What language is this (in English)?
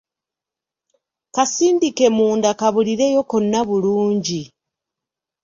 Ganda